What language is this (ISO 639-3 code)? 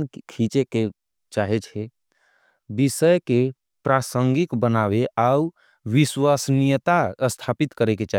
anp